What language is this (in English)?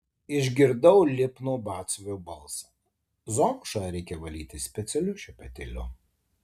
Lithuanian